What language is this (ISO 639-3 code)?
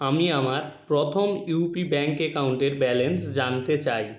ben